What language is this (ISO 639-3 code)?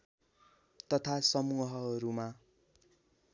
nep